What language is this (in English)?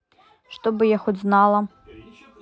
Russian